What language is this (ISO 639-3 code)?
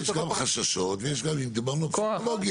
heb